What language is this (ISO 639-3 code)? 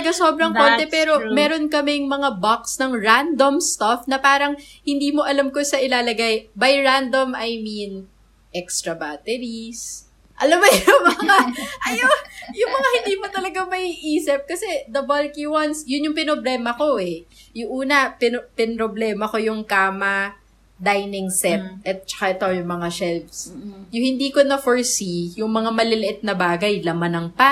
fil